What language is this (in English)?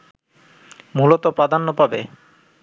Bangla